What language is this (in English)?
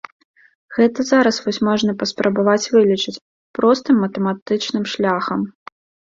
Belarusian